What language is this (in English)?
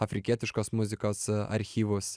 Lithuanian